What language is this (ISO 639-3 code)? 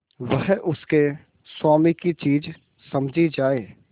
hin